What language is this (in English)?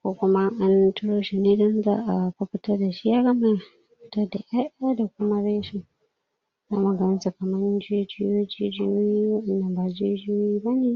Hausa